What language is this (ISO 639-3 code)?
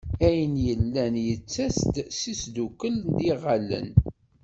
kab